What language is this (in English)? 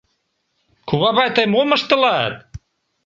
Mari